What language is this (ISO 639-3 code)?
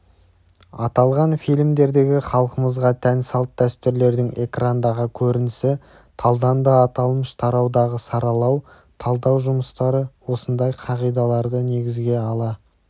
kaz